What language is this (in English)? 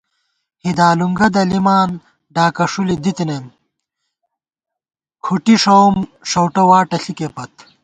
Gawar-Bati